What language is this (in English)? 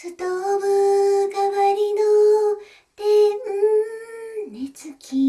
Japanese